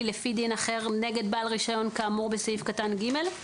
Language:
Hebrew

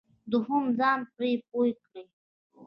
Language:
Pashto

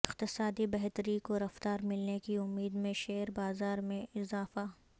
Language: Urdu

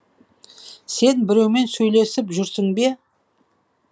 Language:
Kazakh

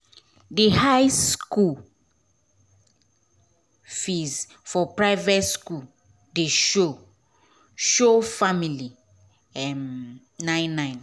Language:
Nigerian Pidgin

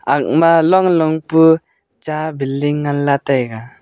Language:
Wancho Naga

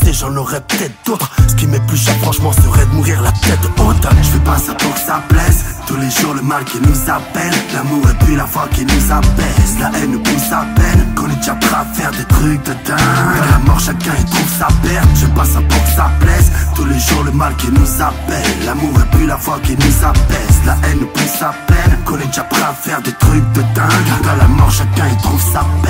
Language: French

